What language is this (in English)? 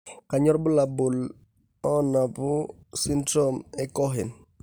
Masai